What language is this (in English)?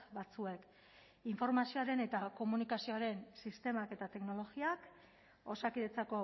Basque